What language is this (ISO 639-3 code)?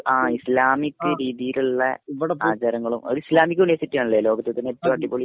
mal